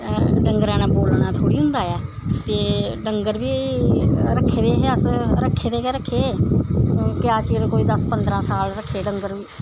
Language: Dogri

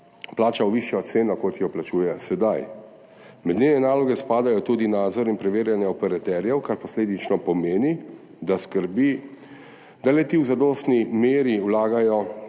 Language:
Slovenian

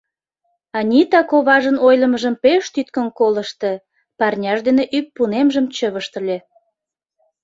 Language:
Mari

